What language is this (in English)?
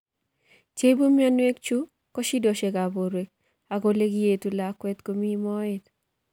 Kalenjin